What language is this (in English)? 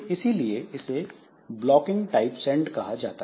Hindi